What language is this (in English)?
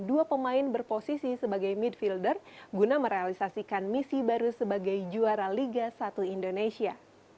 Indonesian